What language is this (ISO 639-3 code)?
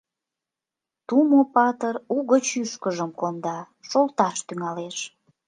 chm